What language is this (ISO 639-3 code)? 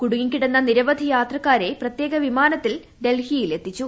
mal